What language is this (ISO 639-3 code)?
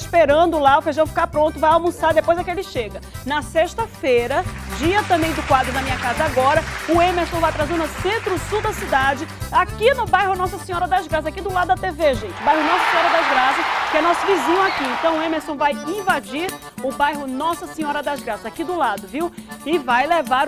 por